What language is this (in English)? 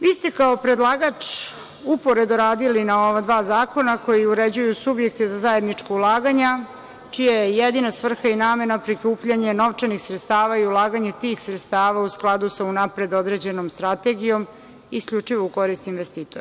Serbian